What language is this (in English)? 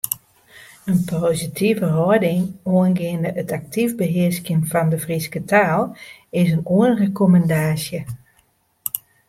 Western Frisian